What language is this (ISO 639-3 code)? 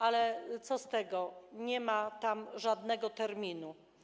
pol